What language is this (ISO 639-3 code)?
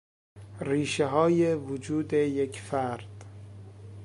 fas